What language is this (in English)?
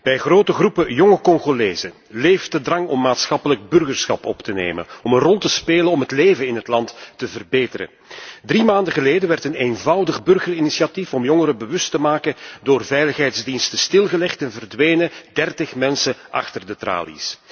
Dutch